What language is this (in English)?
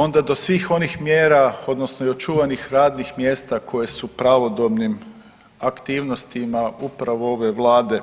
Croatian